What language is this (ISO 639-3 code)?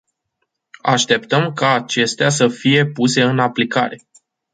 ron